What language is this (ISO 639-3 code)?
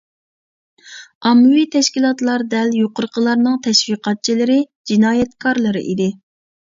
uig